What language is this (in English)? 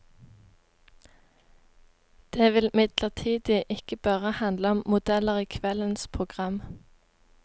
Norwegian